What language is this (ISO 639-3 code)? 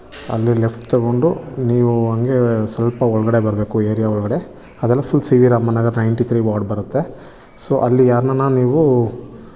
kan